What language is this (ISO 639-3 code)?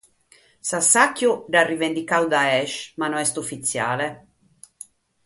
srd